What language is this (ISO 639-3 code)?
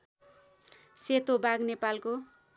nep